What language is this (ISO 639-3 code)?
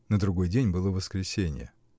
rus